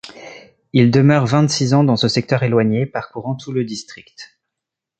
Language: French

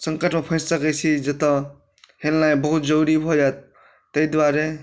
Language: Maithili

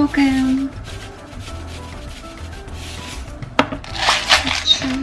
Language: Korean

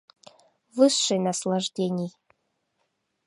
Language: Mari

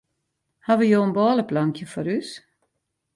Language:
Western Frisian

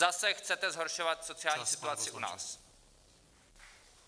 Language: Czech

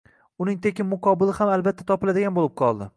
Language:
Uzbek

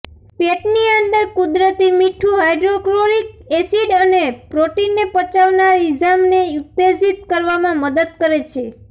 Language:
Gujarati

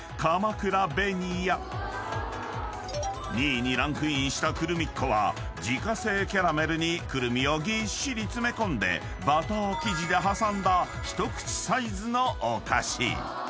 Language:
Japanese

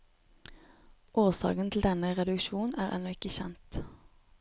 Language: Norwegian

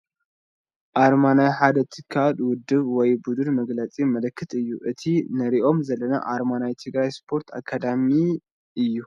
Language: Tigrinya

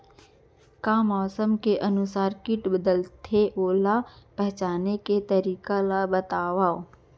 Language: Chhattisgarhi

